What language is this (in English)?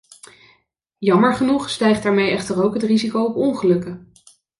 Dutch